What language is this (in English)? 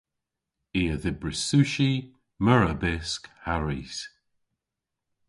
Cornish